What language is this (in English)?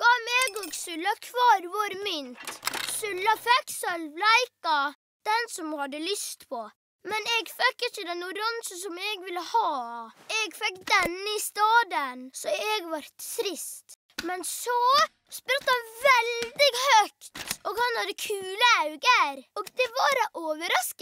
Norwegian